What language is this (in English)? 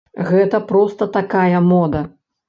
Belarusian